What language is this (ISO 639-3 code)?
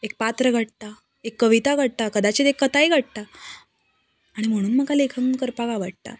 kok